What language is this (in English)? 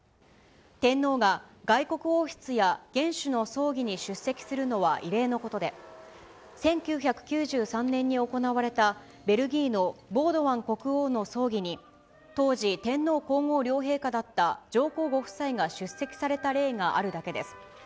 Japanese